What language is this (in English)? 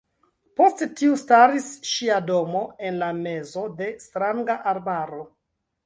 Esperanto